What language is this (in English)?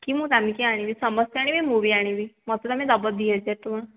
Odia